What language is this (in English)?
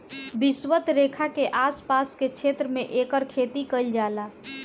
Bhojpuri